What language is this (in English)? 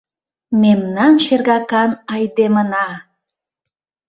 Mari